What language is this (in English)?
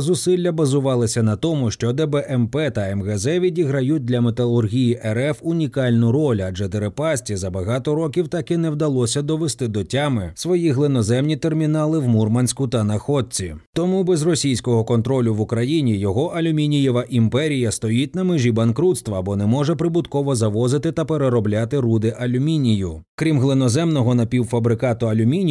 Ukrainian